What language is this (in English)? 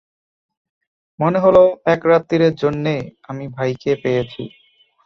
Bangla